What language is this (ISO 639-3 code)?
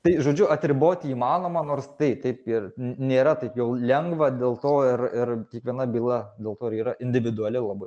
lit